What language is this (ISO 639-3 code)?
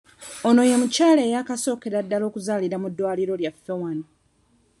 lug